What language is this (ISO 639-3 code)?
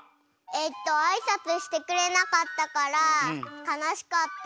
jpn